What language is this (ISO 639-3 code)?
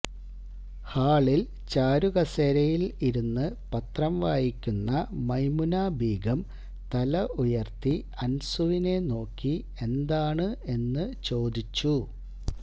mal